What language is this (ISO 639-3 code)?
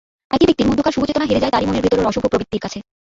ben